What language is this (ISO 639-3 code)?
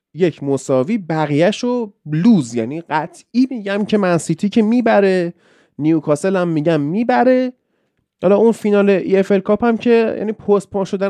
fas